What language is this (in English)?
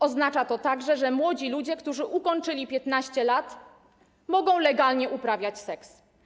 Polish